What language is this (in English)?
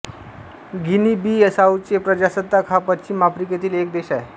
Marathi